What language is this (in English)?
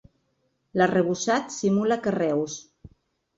Catalan